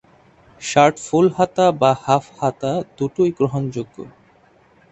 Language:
Bangla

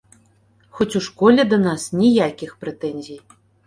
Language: Belarusian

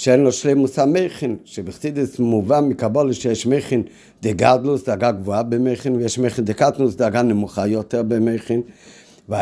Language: Hebrew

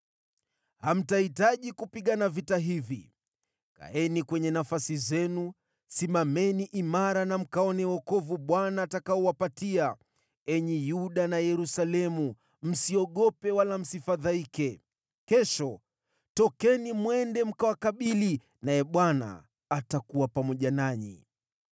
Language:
Swahili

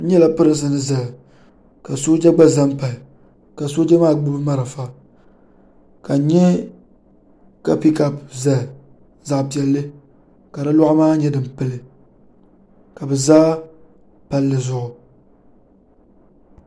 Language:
Dagbani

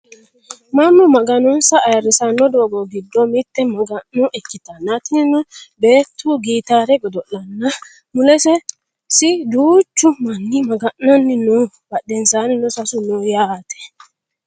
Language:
Sidamo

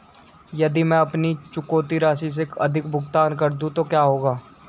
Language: Hindi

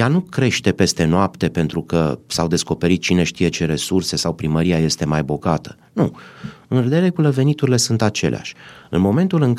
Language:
Romanian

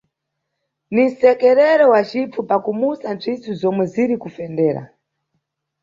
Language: Nyungwe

